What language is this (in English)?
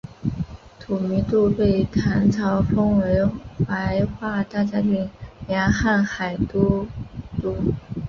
Chinese